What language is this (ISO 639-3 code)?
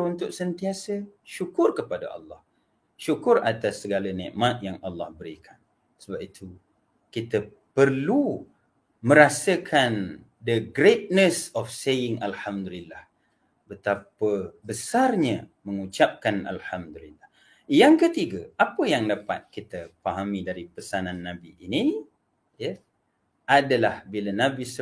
msa